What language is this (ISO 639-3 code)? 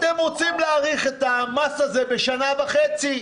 heb